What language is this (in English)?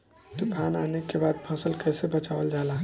Bhojpuri